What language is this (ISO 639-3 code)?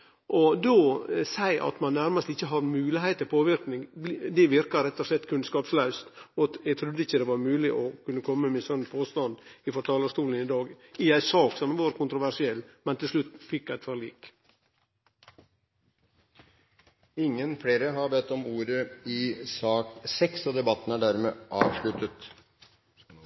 nor